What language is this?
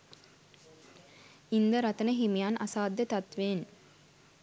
Sinhala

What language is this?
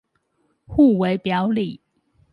Chinese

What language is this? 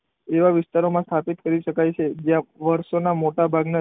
Gujarati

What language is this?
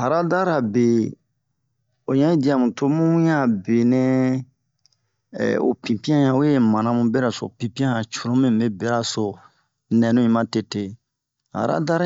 Bomu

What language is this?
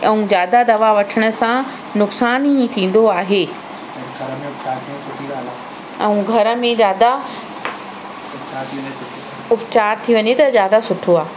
Sindhi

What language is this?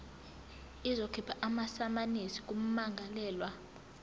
Zulu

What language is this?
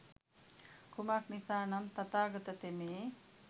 Sinhala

